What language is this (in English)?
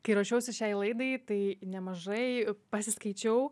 Lithuanian